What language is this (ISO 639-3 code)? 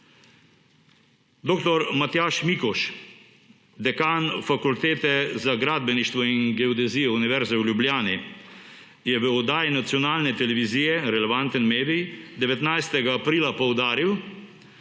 slv